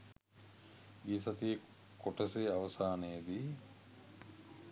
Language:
Sinhala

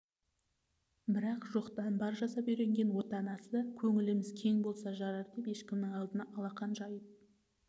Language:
Kazakh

